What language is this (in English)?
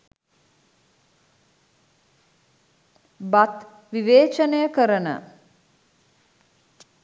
Sinhala